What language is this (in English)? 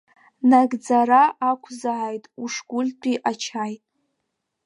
Abkhazian